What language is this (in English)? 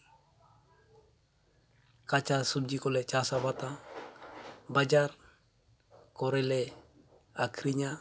Santali